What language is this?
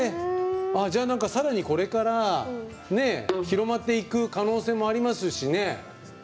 Japanese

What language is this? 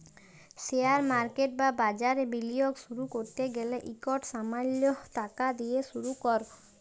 Bangla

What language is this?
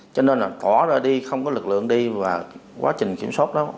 Vietnamese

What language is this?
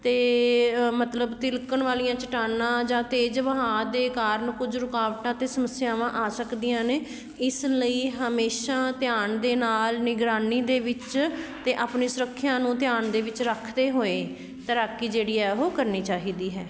Punjabi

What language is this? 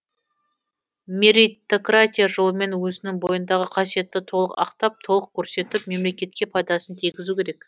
Kazakh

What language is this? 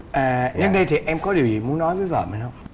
Vietnamese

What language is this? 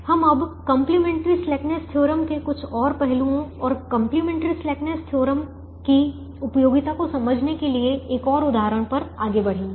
Hindi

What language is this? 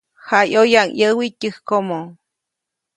Copainalá Zoque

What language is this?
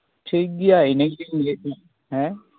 Santali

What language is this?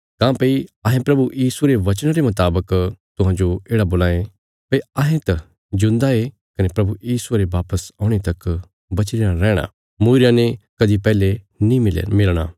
Bilaspuri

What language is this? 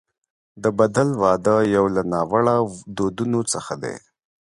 Pashto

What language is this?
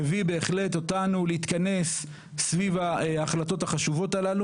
Hebrew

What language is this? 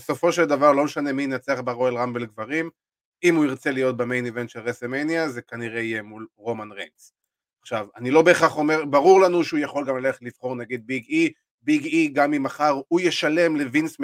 Hebrew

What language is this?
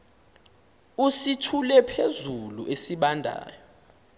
Xhosa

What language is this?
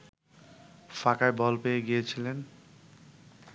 Bangla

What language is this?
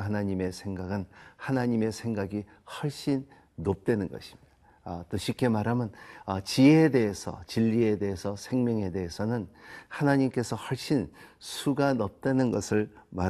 Korean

